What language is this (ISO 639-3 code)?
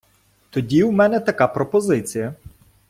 ukr